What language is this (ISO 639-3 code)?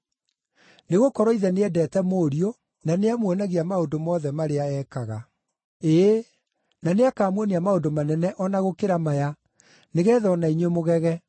kik